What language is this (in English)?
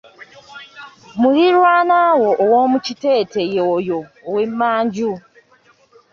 Ganda